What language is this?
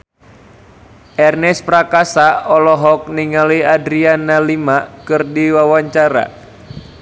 Sundanese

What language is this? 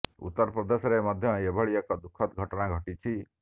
Odia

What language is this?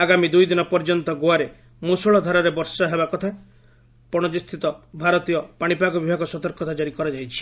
Odia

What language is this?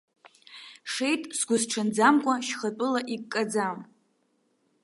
Abkhazian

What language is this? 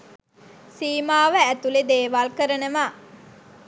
Sinhala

